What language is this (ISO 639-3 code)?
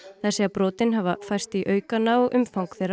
isl